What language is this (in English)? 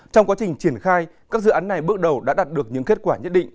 Vietnamese